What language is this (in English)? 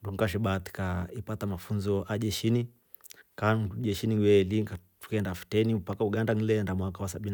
Rombo